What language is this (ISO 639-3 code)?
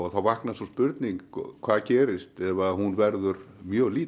isl